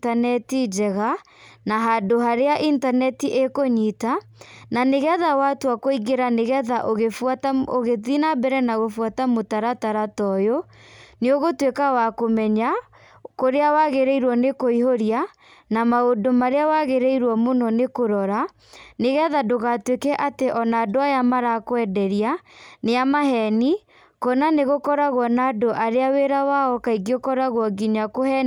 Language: Kikuyu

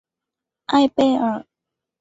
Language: Chinese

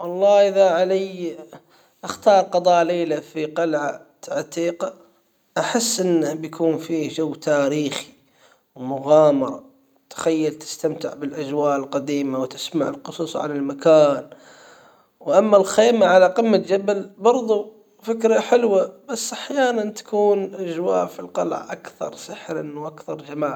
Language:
Hijazi Arabic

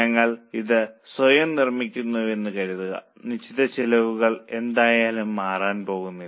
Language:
Malayalam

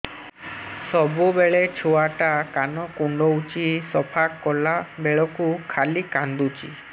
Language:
Odia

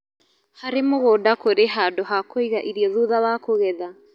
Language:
Kikuyu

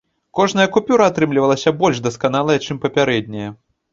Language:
Belarusian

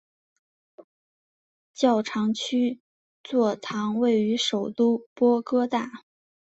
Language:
Chinese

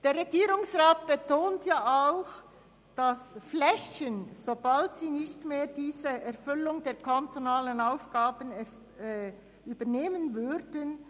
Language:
Swiss German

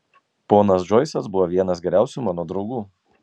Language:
Lithuanian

